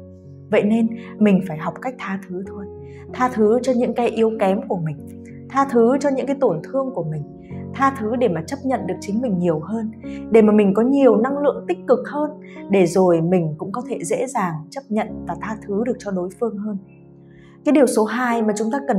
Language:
Vietnamese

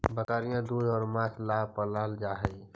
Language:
Magahi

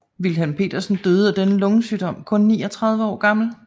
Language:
Danish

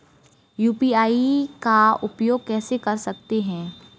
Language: Hindi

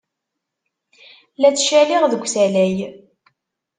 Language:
Kabyle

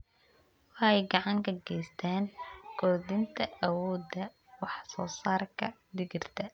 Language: Somali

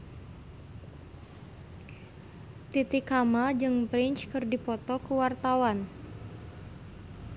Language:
Sundanese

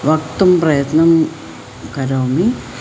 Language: Sanskrit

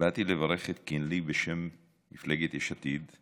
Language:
Hebrew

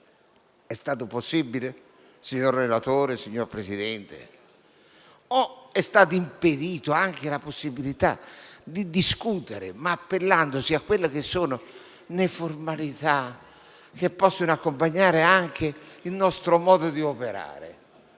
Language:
Italian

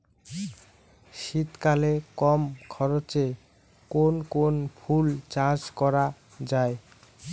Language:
Bangla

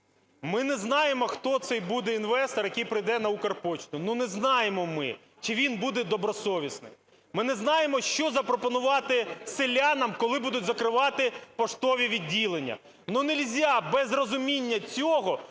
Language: Ukrainian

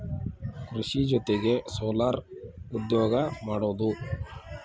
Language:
Kannada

